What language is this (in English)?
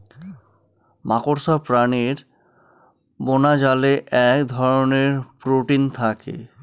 Bangla